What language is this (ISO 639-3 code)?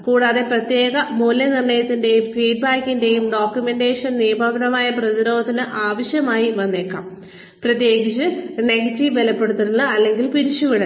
mal